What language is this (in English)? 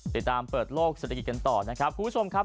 Thai